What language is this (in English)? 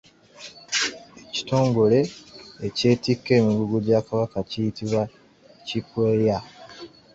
Ganda